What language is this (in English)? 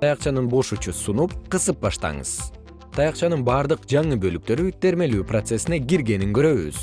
Kyrgyz